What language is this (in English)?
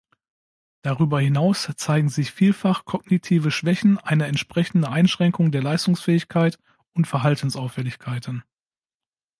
German